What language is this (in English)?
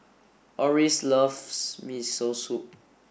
English